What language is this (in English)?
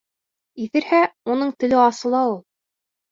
Bashkir